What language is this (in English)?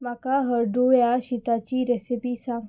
Konkani